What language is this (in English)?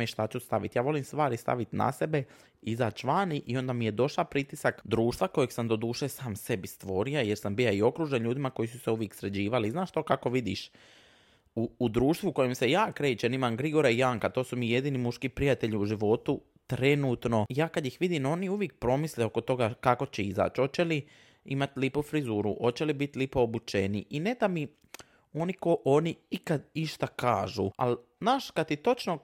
Croatian